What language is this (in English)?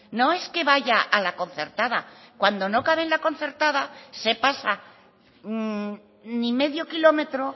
Spanish